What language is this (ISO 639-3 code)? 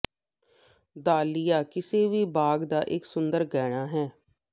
pan